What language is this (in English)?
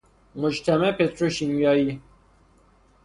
Persian